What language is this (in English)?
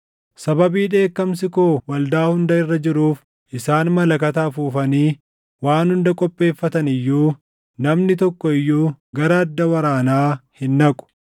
Oromo